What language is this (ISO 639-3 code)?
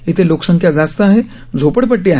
mar